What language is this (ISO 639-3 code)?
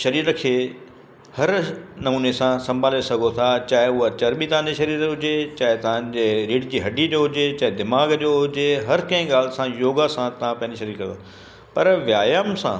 snd